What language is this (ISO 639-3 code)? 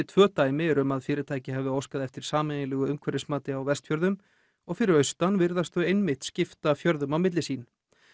isl